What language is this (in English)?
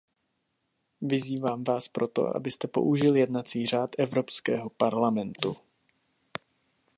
Czech